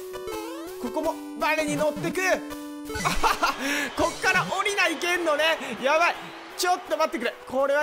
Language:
Japanese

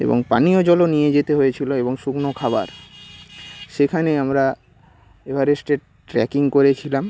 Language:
Bangla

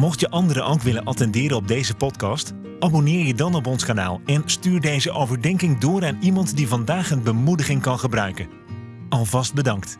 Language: Dutch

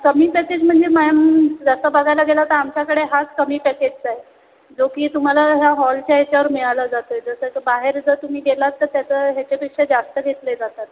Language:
Marathi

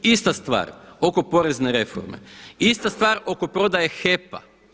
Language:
Croatian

